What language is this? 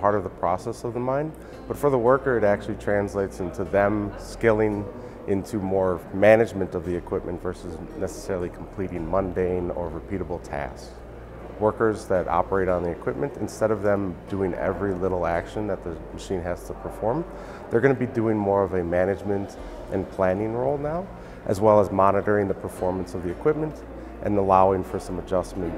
English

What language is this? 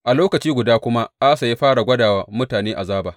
Hausa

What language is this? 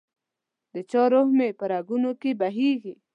Pashto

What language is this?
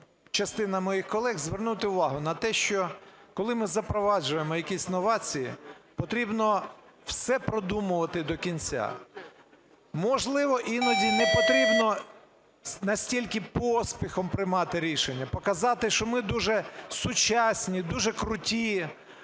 Ukrainian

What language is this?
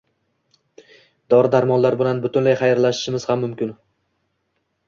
Uzbek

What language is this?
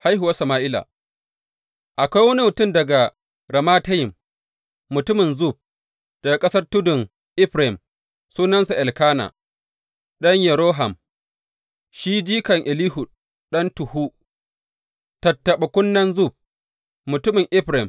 Hausa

